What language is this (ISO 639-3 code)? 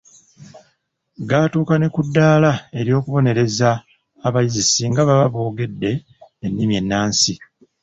lug